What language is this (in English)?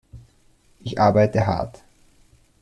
German